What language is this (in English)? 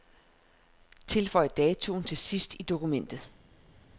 Danish